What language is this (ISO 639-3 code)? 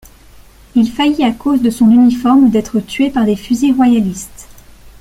fra